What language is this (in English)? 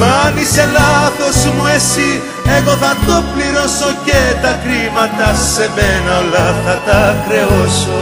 Greek